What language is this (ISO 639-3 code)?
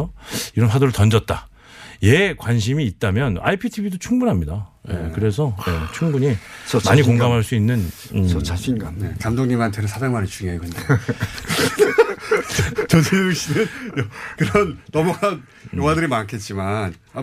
kor